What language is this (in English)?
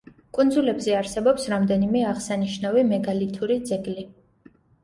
Georgian